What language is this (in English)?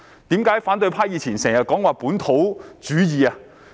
Cantonese